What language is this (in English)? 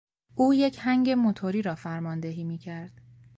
Persian